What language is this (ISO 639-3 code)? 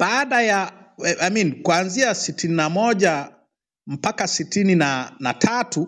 swa